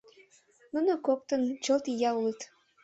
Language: Mari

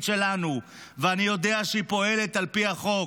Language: Hebrew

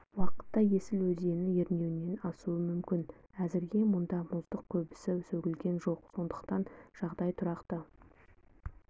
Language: Kazakh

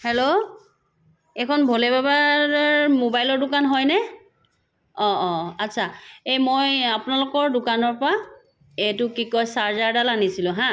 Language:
Assamese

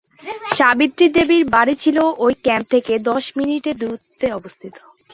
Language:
Bangla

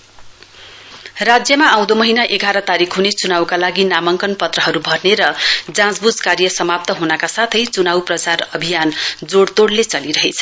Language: Nepali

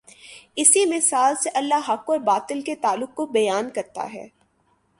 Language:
Urdu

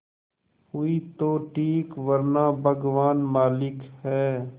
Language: Hindi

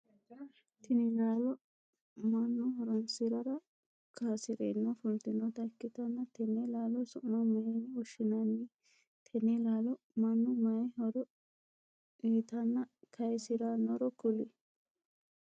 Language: Sidamo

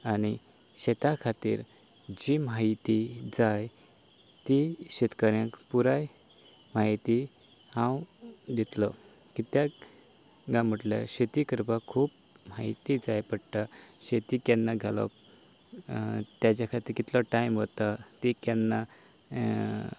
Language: Konkani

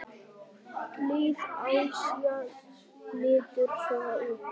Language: Icelandic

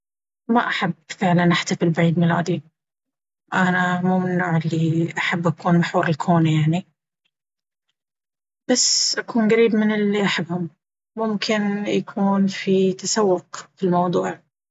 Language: Baharna Arabic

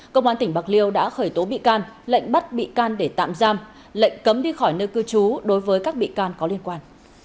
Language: Vietnamese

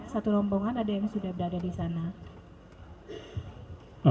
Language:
Indonesian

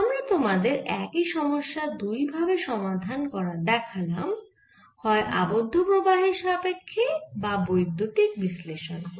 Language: Bangla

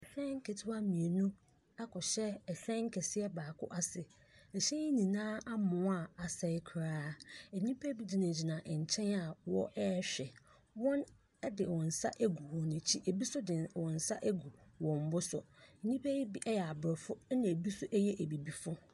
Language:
Akan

